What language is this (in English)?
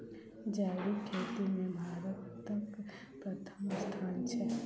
Maithili